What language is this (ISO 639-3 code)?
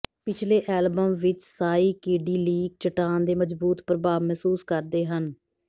pan